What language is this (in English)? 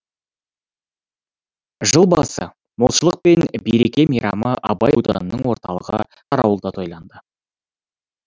Kazakh